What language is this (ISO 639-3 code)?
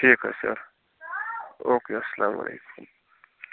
kas